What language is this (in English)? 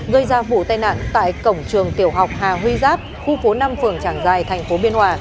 Vietnamese